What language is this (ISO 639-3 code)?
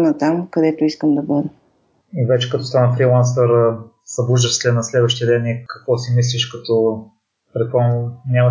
bul